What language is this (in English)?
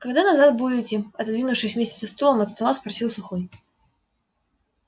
Russian